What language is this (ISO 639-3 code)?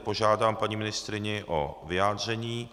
ces